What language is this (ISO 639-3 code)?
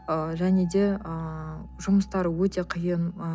kaz